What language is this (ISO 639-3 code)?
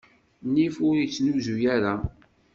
kab